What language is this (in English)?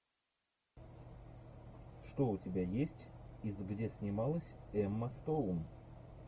Russian